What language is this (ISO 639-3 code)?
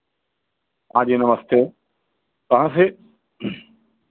hin